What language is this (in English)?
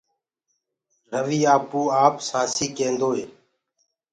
Gurgula